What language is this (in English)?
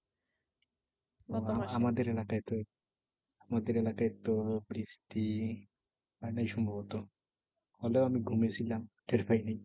Bangla